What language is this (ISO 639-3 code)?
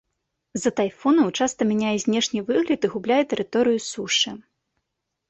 bel